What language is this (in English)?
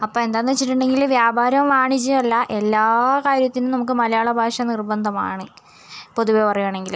Malayalam